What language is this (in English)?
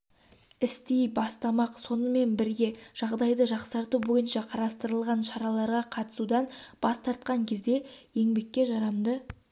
Kazakh